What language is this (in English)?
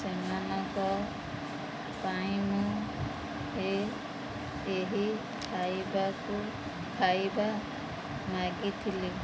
Odia